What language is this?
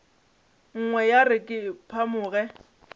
Northern Sotho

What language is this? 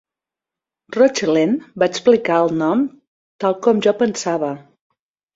Catalan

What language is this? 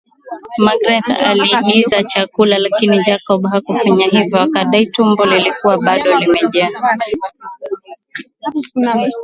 Swahili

